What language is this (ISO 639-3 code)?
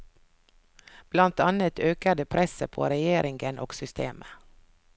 nor